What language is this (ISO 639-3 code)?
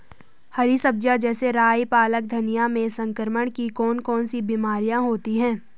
hin